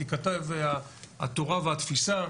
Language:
Hebrew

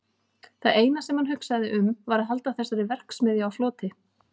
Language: Icelandic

